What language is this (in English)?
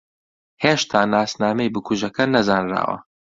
Central Kurdish